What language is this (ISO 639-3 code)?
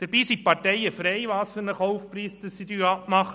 gsw